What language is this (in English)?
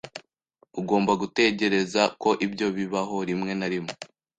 Kinyarwanda